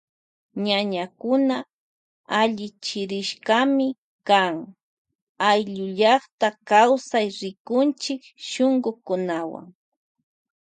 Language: Loja Highland Quichua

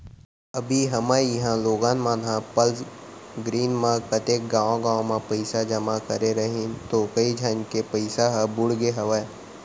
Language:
Chhattisgarhi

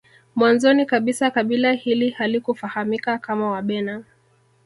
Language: Swahili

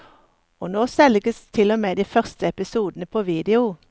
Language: Norwegian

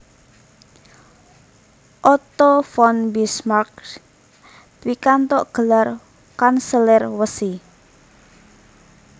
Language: Javanese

